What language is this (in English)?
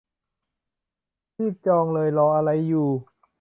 Thai